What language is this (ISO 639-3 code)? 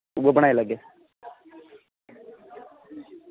doi